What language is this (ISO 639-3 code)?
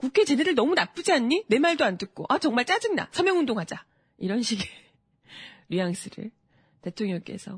kor